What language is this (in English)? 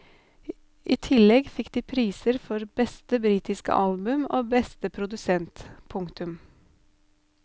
Norwegian